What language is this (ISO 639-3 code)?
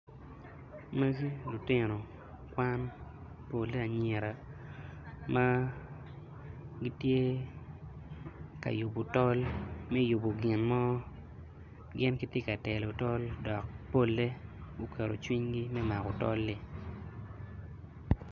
ach